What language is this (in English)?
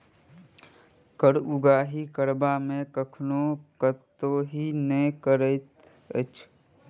Maithili